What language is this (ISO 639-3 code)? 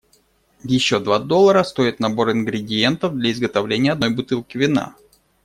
rus